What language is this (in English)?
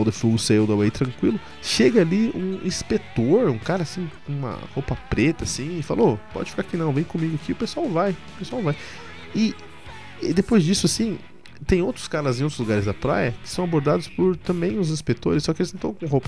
Portuguese